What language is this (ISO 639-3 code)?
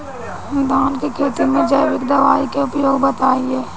bho